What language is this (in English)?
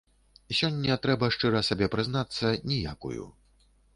Belarusian